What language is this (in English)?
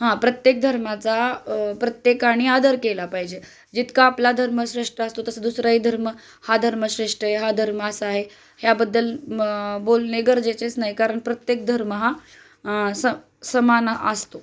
Marathi